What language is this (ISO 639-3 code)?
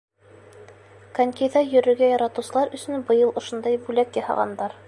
bak